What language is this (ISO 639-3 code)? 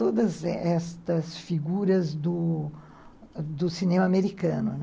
por